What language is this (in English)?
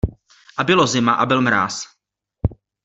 Czech